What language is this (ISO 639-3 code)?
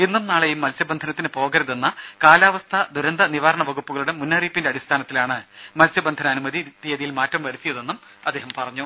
mal